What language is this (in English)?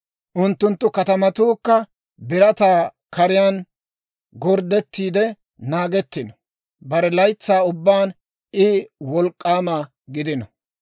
Dawro